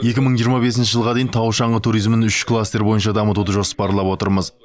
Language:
Kazakh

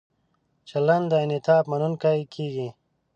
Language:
Pashto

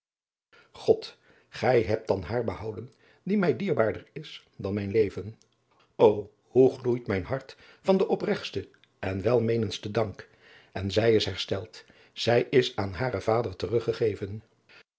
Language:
Dutch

